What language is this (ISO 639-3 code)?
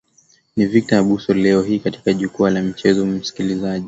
swa